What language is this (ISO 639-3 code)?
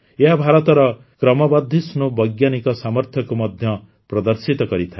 ori